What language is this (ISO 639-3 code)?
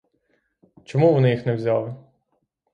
ukr